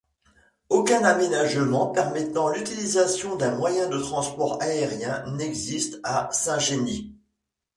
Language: French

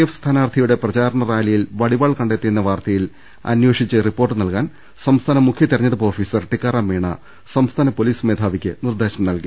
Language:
Malayalam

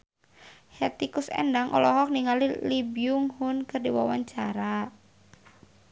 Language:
Sundanese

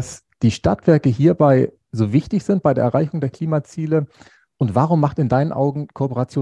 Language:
German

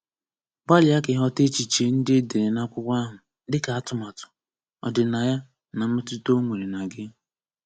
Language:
Igbo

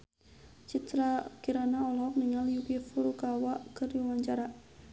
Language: Sundanese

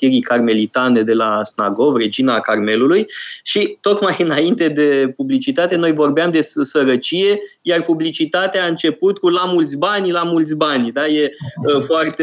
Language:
Romanian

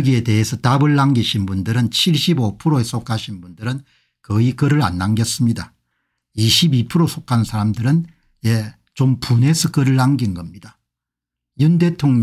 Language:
Korean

